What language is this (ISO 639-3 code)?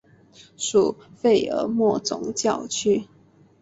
zho